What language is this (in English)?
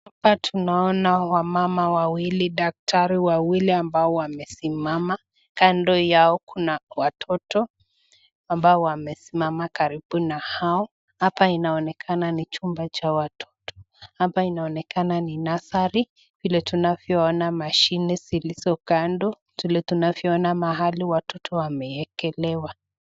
Swahili